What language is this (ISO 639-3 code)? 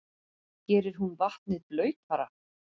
isl